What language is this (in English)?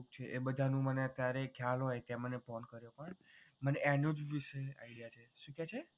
Gujarati